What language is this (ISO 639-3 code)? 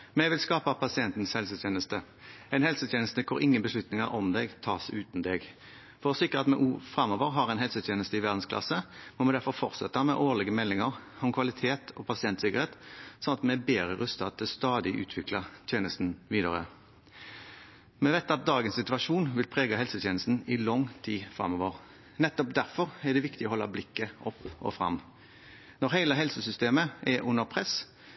nob